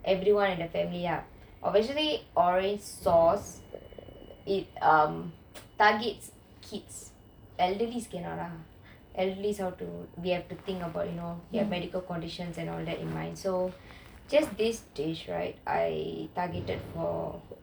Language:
English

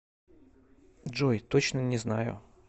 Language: Russian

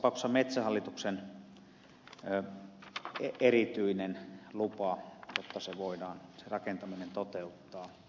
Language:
Finnish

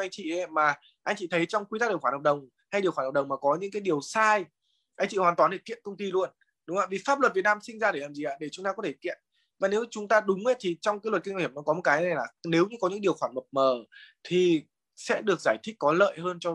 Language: Vietnamese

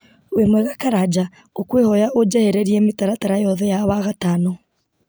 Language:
Kikuyu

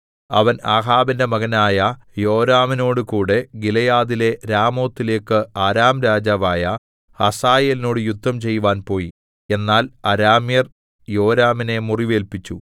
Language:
Malayalam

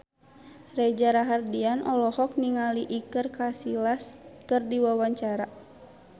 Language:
Sundanese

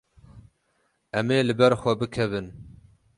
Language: Kurdish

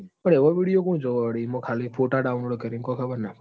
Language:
Gujarati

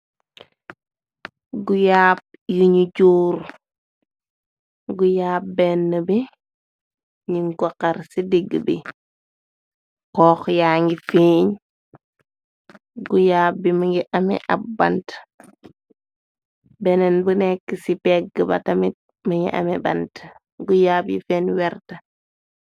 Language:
Wolof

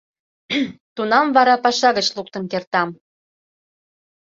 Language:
Mari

